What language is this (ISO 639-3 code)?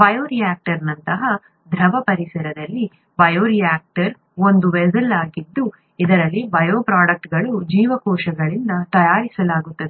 kan